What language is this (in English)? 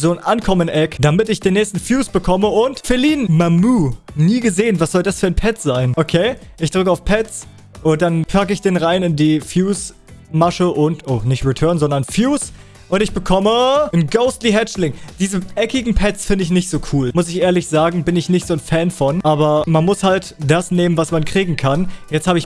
German